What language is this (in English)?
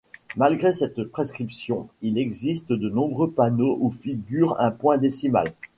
French